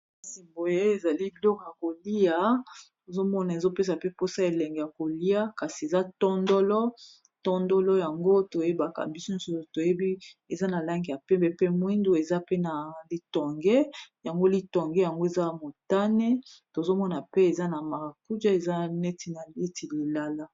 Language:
Lingala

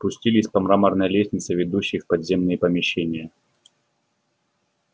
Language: Russian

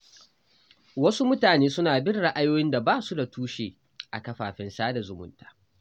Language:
Hausa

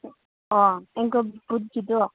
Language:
Manipuri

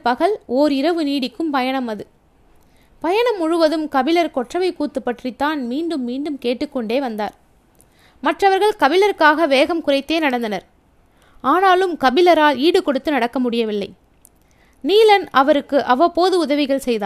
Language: Tamil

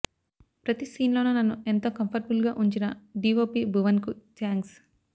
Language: Telugu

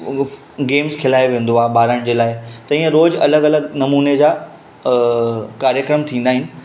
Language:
Sindhi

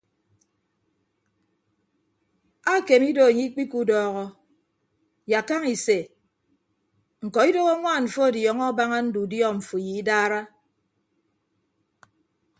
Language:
Ibibio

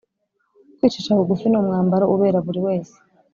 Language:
Kinyarwanda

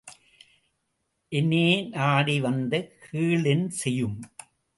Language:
Tamil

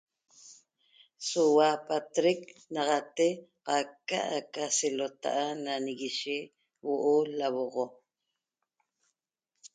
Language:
Toba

